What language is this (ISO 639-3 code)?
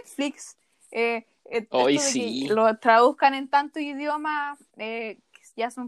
spa